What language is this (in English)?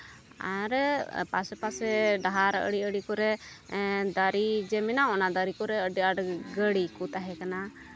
Santali